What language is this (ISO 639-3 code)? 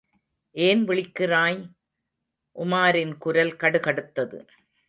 tam